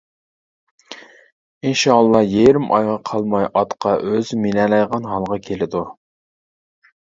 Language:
Uyghur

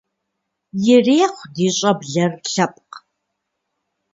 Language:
Kabardian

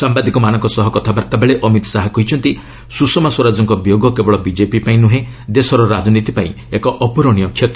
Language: Odia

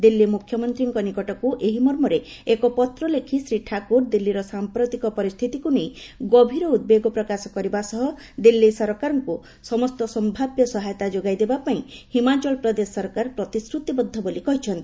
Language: Odia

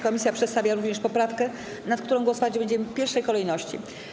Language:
Polish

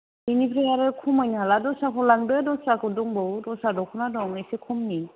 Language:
Bodo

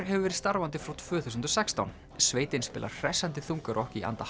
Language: Icelandic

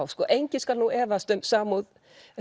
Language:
Icelandic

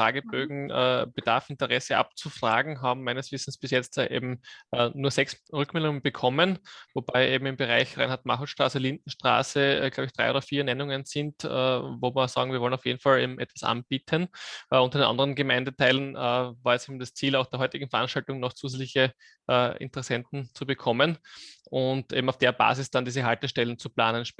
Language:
German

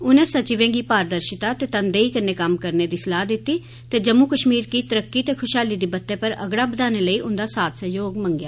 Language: Dogri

